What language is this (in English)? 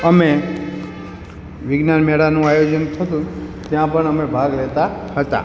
Gujarati